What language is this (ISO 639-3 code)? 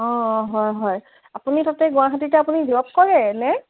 asm